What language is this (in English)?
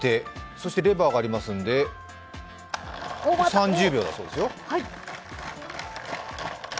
Japanese